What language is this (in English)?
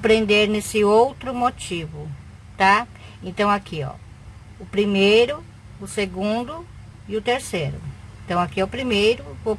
Portuguese